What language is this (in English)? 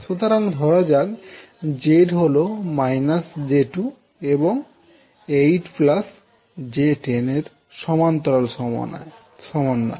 Bangla